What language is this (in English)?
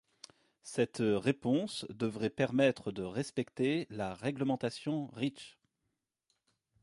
French